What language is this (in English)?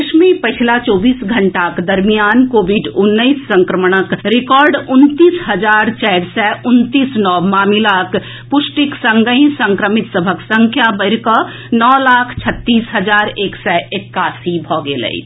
Maithili